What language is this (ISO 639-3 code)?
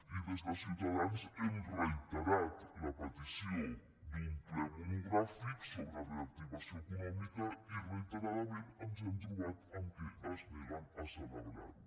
cat